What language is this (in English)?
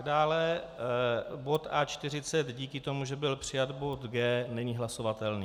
Czech